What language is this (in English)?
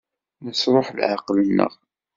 Kabyle